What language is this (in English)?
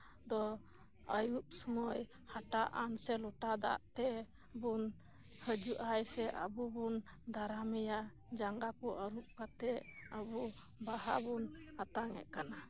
Santali